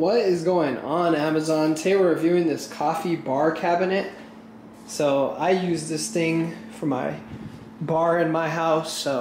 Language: English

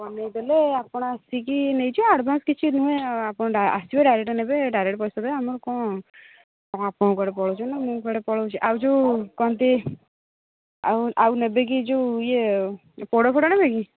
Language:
Odia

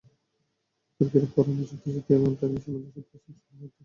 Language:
Bangla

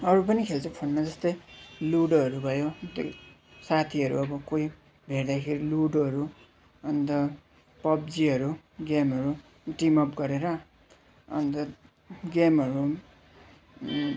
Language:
Nepali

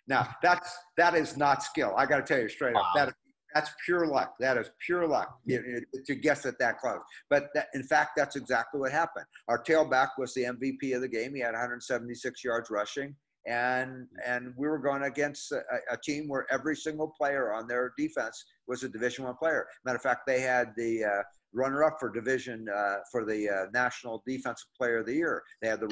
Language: English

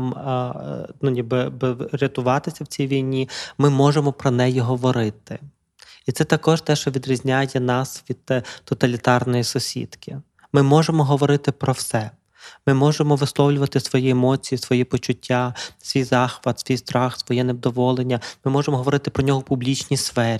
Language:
Ukrainian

